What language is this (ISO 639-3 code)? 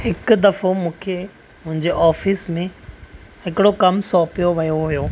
snd